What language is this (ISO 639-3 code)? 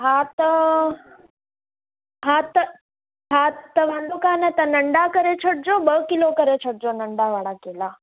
snd